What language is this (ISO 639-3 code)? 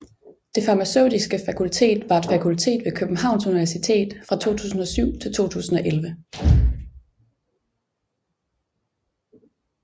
dan